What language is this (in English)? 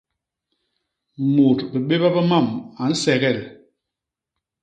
Basaa